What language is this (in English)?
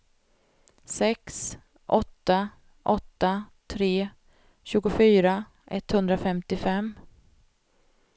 Swedish